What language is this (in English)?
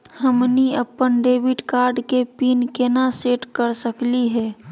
Magahi